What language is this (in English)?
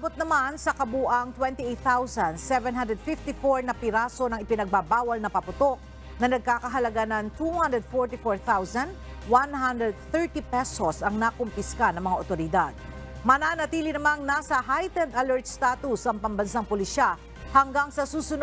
Filipino